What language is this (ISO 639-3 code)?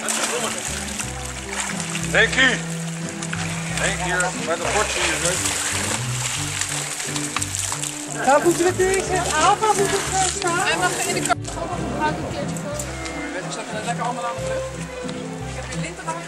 nld